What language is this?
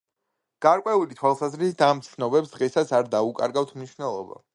Georgian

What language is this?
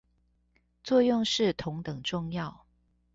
Chinese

